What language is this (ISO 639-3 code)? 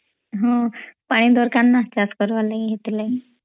ori